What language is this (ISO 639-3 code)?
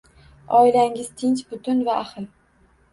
uzb